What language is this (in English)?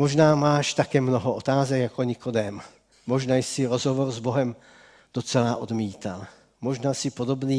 Czech